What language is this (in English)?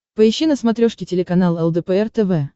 Russian